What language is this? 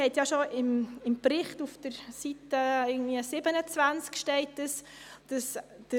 Swiss German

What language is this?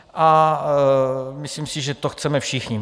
Czech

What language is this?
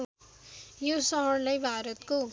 Nepali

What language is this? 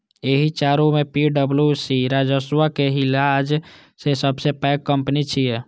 Maithili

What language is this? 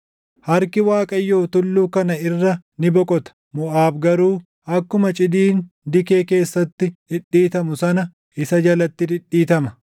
Oromo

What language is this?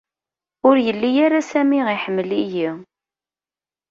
Kabyle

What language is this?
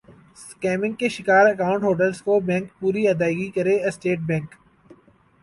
Urdu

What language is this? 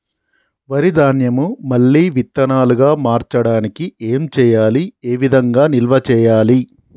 Telugu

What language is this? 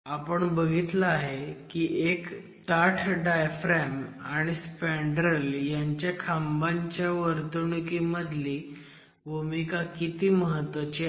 Marathi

